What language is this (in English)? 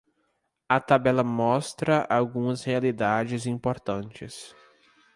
Portuguese